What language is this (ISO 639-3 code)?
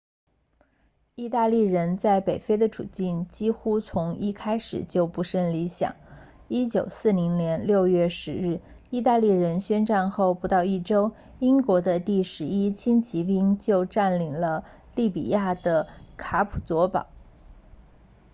zho